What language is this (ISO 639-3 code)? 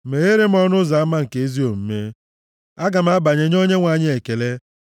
ibo